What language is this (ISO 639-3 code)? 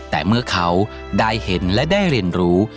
tha